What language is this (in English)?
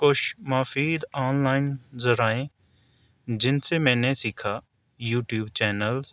Urdu